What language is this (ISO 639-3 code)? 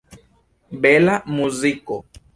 epo